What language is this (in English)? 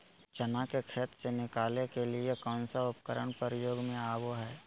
Magahi